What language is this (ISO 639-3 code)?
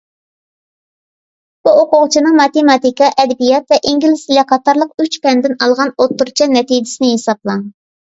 uig